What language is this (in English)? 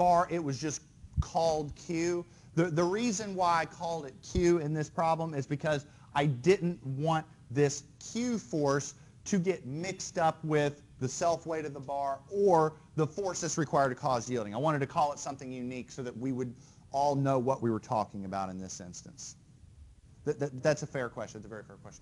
English